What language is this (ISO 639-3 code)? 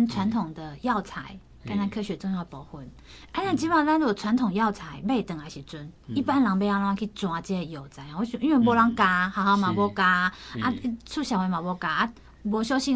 zho